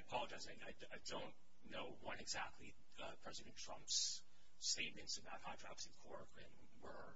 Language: English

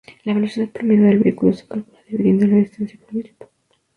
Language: Spanish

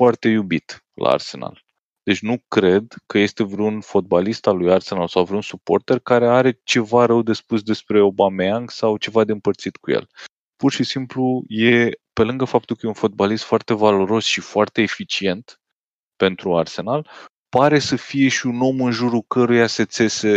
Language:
Romanian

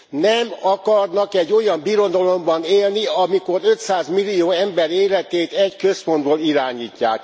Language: Hungarian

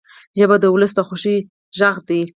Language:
Pashto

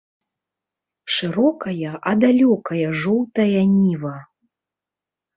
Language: Belarusian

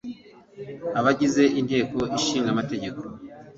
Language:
Kinyarwanda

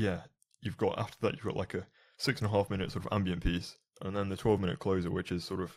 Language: English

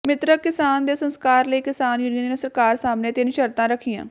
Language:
Punjabi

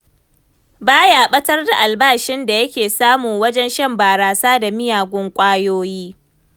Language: Hausa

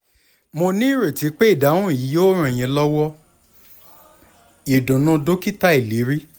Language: Yoruba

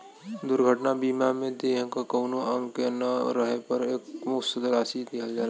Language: Bhojpuri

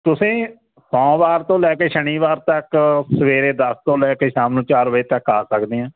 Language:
Punjabi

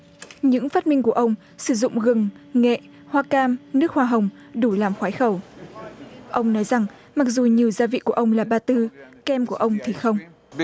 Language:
Vietnamese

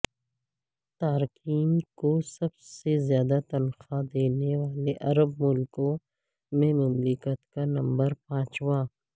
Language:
Urdu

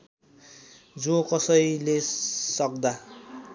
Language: Nepali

